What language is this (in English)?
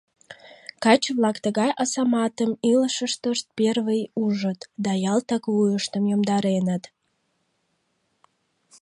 Mari